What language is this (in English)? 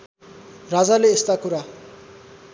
Nepali